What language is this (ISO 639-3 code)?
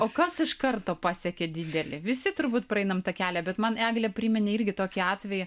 lit